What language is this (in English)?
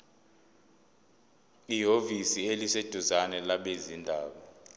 Zulu